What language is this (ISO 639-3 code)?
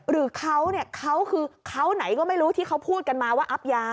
tha